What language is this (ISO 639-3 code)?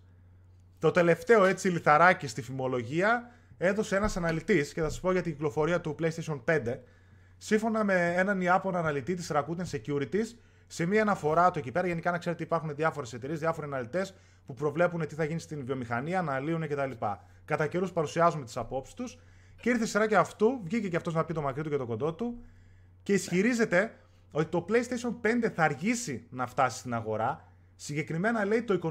ell